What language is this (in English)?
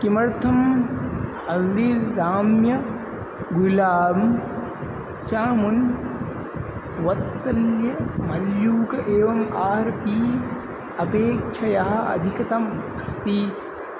Sanskrit